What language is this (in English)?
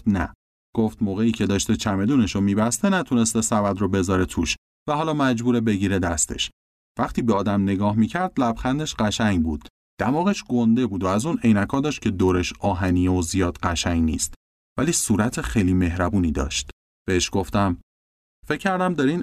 Persian